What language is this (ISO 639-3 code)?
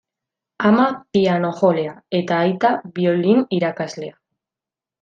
eus